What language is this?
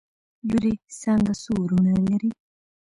Pashto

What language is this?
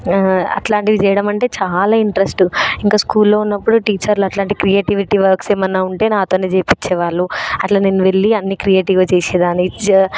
Telugu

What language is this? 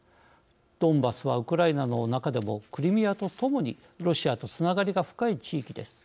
Japanese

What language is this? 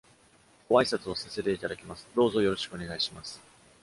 Japanese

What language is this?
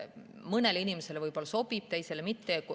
Estonian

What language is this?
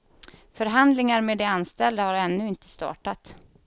Swedish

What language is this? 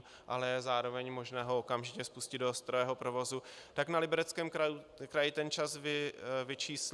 Czech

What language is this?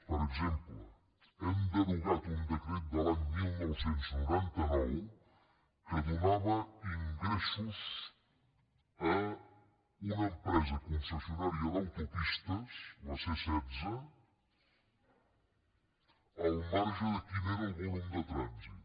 Catalan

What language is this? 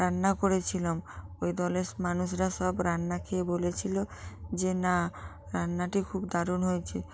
Bangla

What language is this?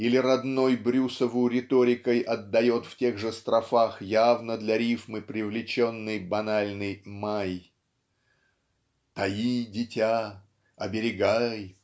Russian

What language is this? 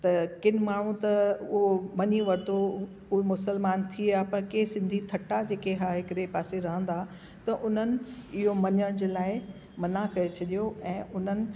Sindhi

